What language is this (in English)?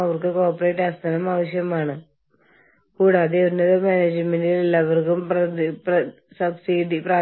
Malayalam